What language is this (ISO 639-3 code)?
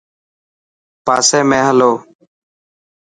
mki